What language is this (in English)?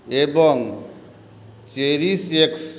Odia